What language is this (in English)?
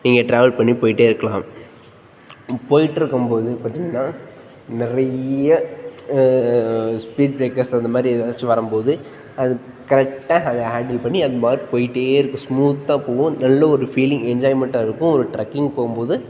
Tamil